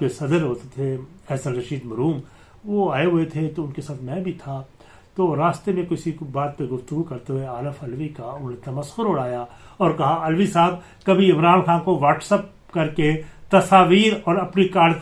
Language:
Urdu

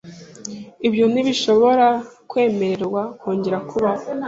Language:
Kinyarwanda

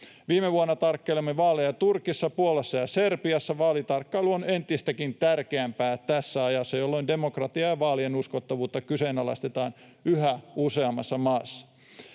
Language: Finnish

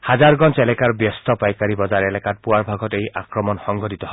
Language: Assamese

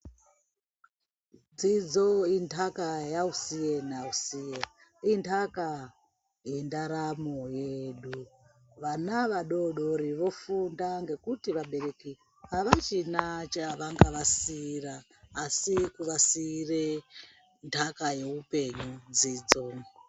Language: Ndau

